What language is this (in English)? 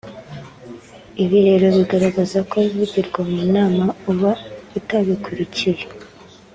Kinyarwanda